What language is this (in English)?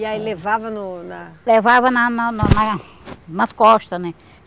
Portuguese